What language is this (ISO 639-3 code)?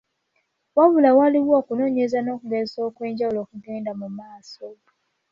lug